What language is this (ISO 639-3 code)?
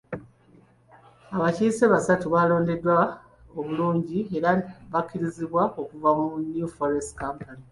lug